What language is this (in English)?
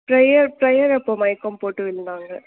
Tamil